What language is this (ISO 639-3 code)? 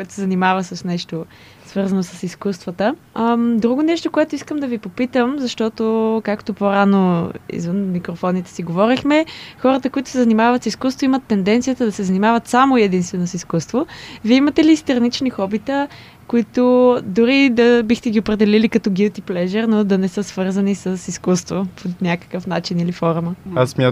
bul